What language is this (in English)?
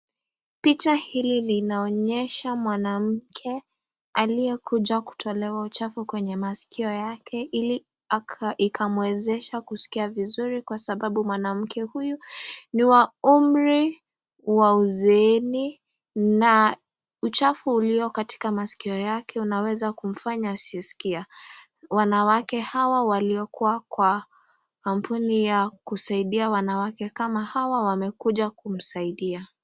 Swahili